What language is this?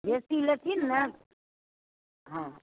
Maithili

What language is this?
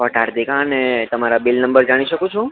Gujarati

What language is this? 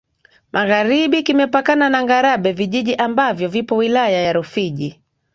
Swahili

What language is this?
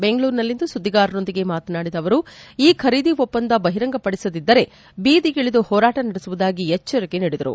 Kannada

